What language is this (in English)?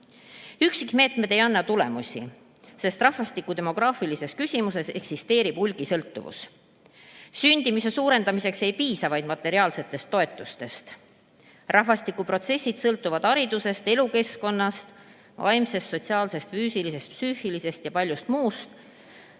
Estonian